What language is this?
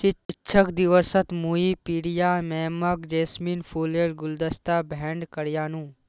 Magahi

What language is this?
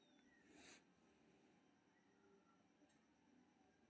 Maithili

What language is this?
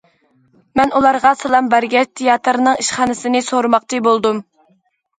Uyghur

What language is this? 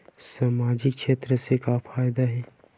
Chhattisgarhi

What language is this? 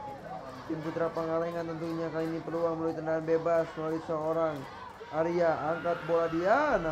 Indonesian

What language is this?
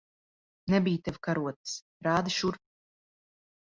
Latvian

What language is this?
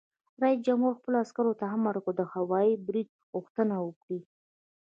Pashto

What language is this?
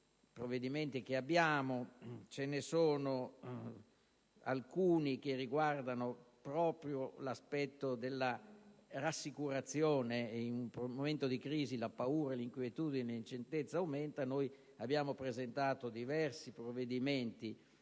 Italian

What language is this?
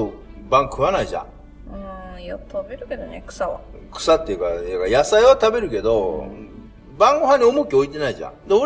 Japanese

